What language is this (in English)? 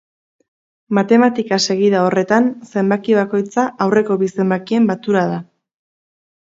Basque